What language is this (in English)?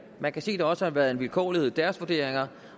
Danish